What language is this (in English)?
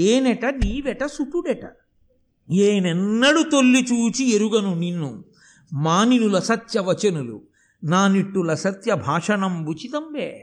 Telugu